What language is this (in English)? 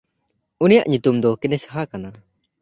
Santali